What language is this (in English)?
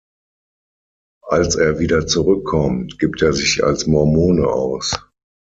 German